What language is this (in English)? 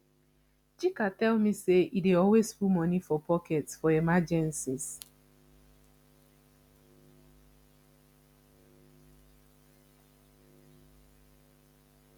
Nigerian Pidgin